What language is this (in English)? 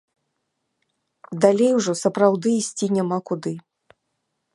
Belarusian